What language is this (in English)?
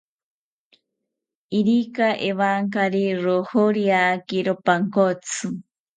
South Ucayali Ashéninka